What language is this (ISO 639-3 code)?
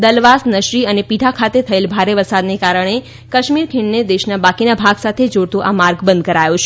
guj